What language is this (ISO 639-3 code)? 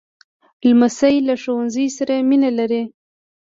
pus